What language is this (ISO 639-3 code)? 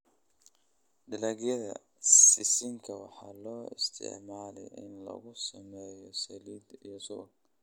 som